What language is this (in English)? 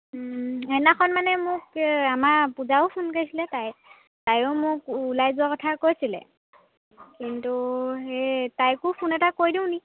Assamese